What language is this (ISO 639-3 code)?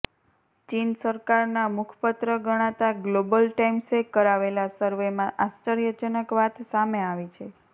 guj